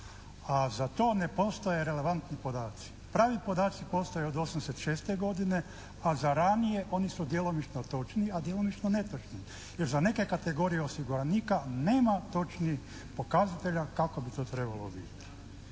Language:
Croatian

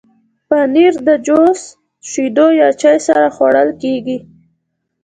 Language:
Pashto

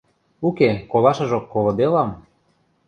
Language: Western Mari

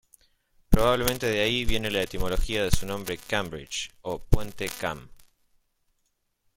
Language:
Spanish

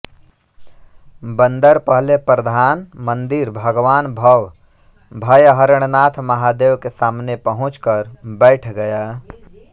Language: Hindi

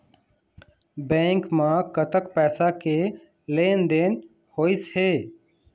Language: Chhattisgarhi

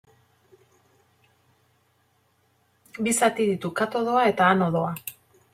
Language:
Basque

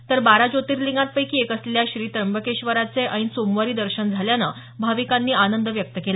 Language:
Marathi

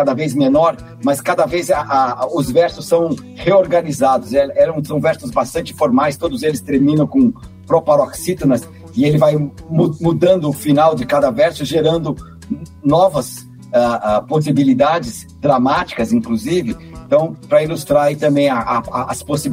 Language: Portuguese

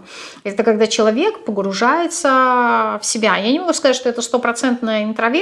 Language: Russian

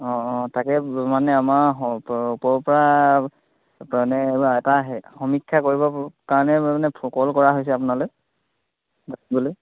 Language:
Assamese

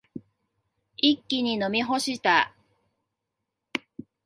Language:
Japanese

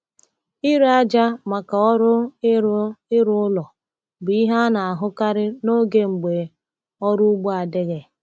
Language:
Igbo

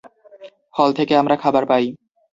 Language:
Bangla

